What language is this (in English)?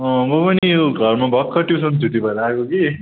Nepali